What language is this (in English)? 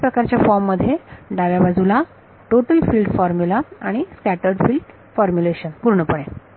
Marathi